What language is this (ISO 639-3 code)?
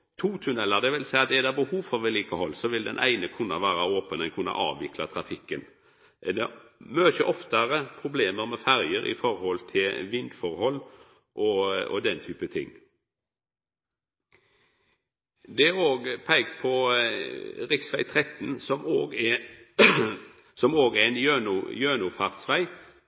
nno